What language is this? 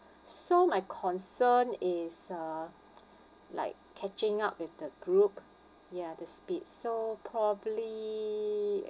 English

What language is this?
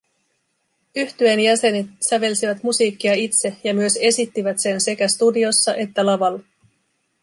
Finnish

